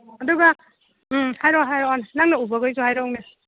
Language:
Manipuri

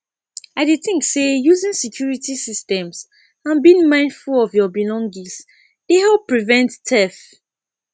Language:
Nigerian Pidgin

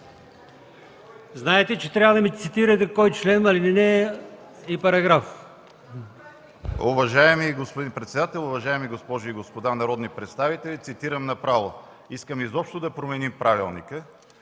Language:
Bulgarian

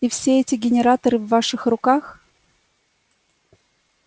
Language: Russian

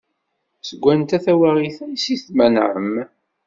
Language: Kabyle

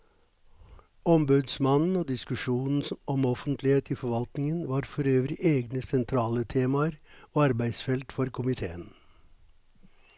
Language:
Norwegian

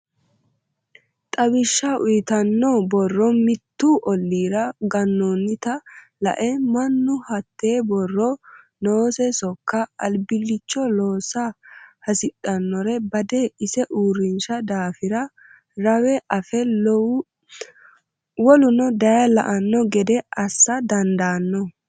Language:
Sidamo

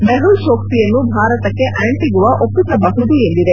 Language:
Kannada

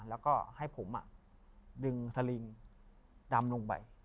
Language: Thai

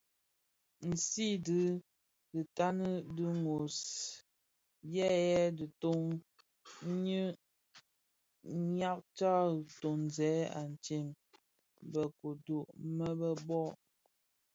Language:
Bafia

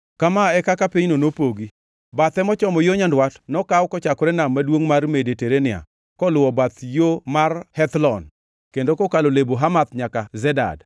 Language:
Luo (Kenya and Tanzania)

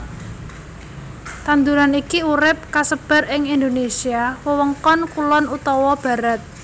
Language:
Javanese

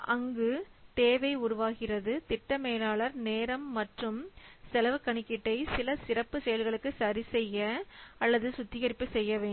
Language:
Tamil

